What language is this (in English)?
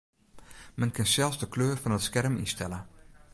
Western Frisian